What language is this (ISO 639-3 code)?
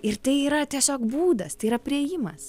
lit